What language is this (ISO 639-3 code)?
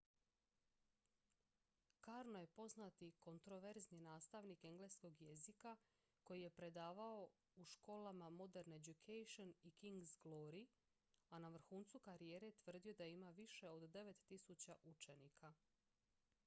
hrv